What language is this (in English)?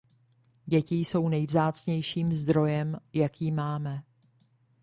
Czech